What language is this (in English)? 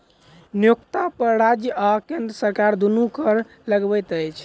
Maithili